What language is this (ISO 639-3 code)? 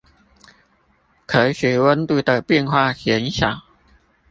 zho